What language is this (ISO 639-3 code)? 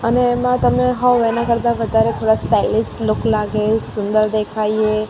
guj